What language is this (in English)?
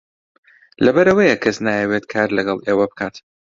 Central Kurdish